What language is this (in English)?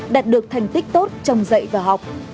Vietnamese